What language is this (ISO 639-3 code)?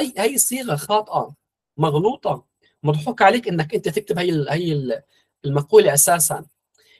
ara